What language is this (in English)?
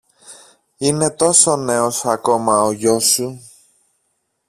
Greek